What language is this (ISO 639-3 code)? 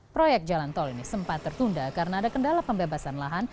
ind